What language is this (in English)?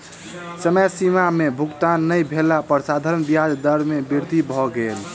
Maithili